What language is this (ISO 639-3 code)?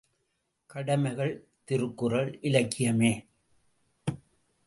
tam